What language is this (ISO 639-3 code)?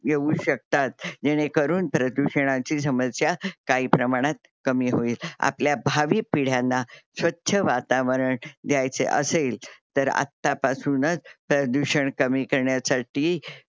mar